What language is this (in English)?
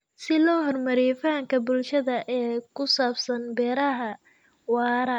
Somali